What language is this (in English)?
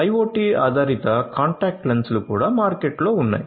Telugu